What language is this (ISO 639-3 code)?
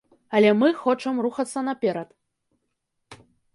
bel